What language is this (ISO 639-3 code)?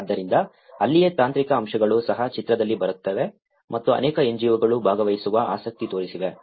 kan